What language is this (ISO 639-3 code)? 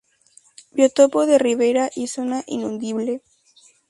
spa